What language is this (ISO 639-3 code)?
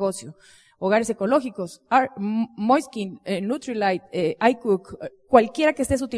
spa